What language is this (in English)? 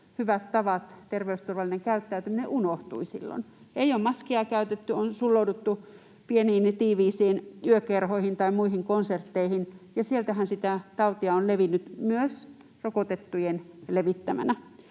Finnish